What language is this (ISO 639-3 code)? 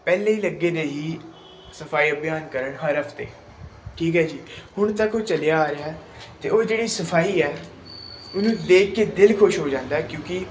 pan